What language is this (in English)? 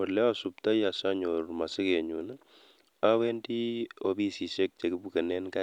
Kalenjin